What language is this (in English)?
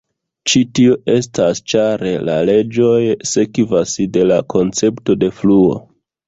Esperanto